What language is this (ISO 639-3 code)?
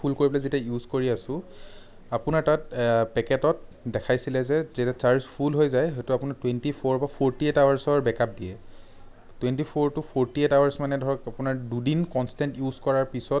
asm